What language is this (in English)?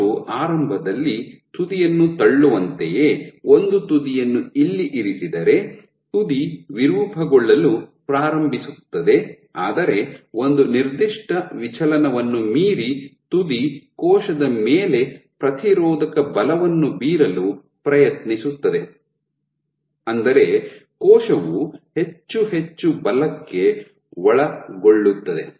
Kannada